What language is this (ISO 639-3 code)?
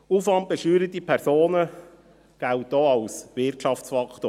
gsw